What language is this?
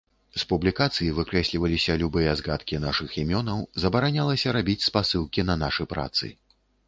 Belarusian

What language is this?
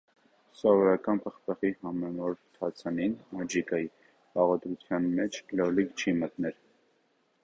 Armenian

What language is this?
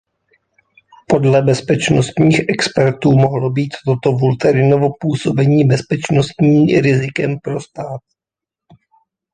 Czech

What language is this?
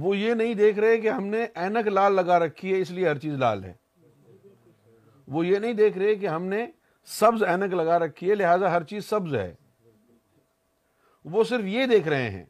Urdu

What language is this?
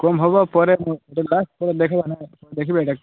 Odia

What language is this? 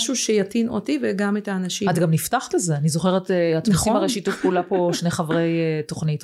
Hebrew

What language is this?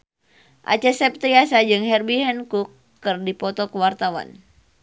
Sundanese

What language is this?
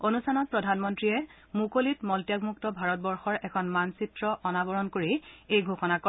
Assamese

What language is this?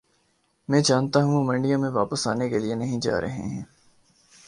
Urdu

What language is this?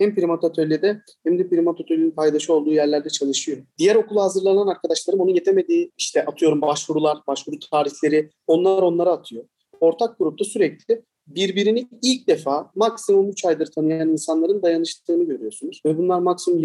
Turkish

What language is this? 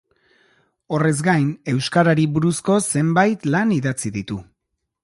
Basque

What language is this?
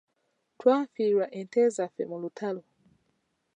Ganda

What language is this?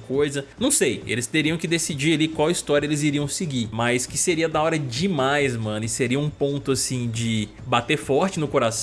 Portuguese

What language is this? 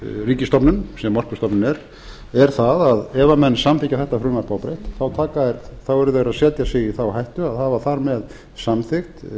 Icelandic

